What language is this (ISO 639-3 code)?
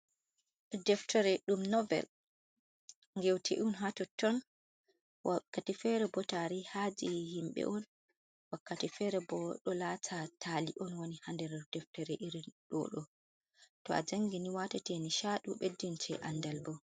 ful